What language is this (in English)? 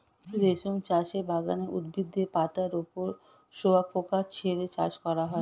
Bangla